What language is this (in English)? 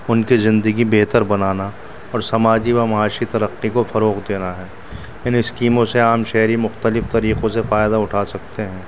Urdu